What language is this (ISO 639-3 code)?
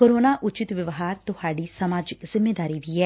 pan